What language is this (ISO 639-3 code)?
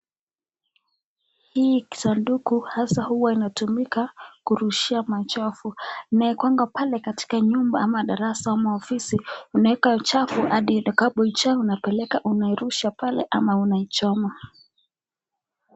swa